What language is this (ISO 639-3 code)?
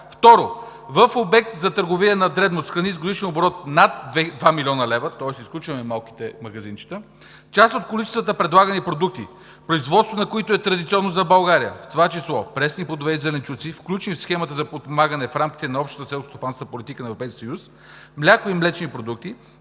bul